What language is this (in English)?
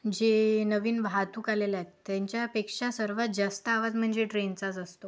Marathi